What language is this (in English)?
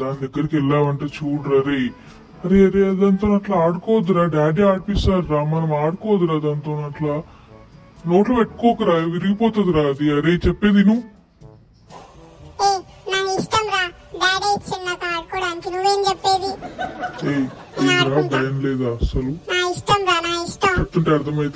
Telugu